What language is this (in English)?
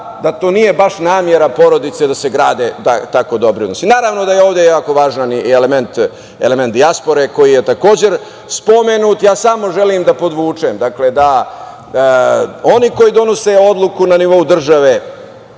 Serbian